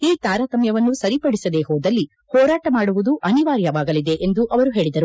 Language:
Kannada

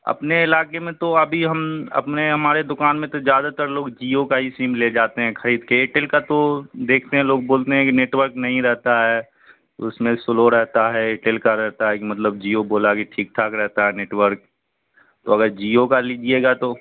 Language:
Urdu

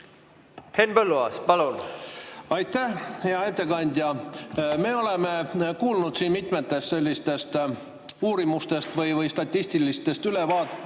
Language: Estonian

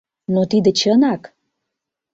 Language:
Mari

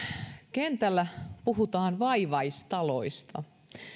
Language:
Finnish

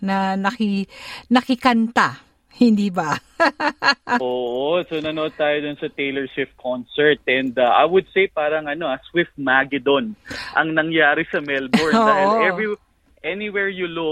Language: Filipino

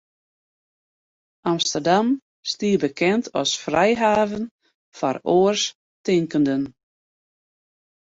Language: Western Frisian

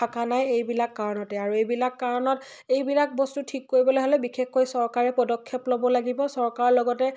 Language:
Assamese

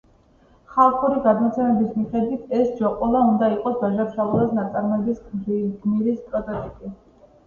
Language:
Georgian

